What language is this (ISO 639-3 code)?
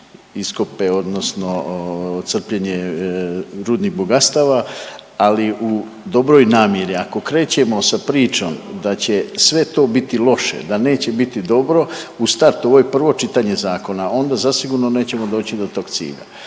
hrv